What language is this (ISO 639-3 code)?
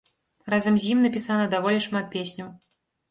bel